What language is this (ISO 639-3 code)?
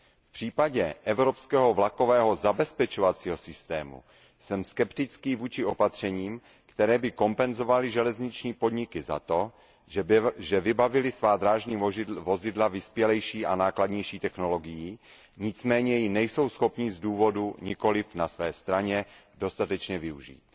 ces